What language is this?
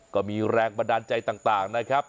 Thai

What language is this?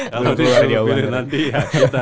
Indonesian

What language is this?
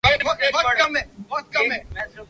Urdu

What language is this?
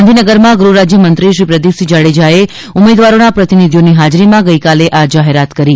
Gujarati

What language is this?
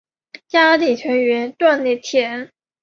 Chinese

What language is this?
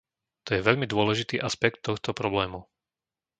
Slovak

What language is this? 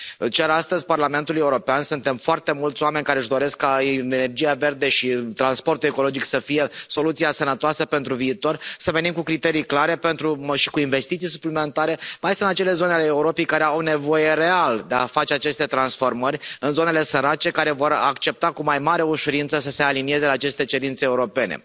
Romanian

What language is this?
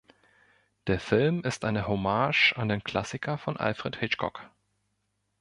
German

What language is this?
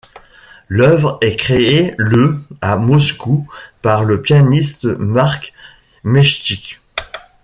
French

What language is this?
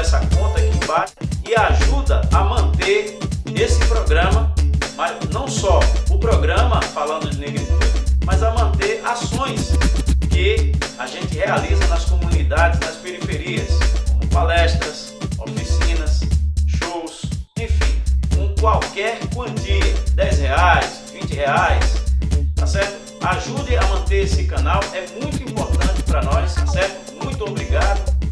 Portuguese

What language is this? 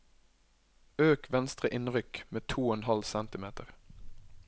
Norwegian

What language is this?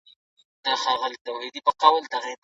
Pashto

